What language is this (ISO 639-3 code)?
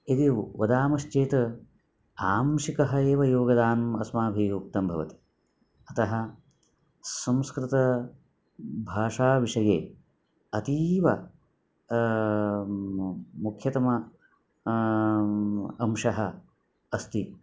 san